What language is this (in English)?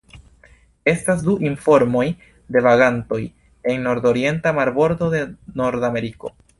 Esperanto